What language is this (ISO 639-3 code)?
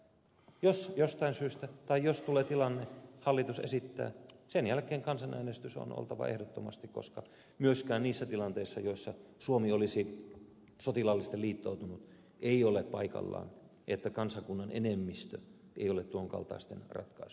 fin